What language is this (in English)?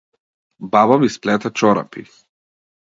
Macedonian